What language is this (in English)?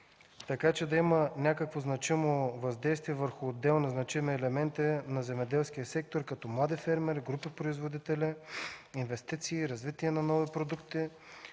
Bulgarian